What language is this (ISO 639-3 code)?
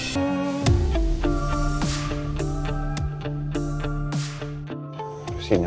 ind